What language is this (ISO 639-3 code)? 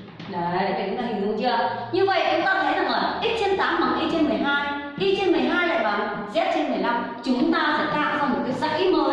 vie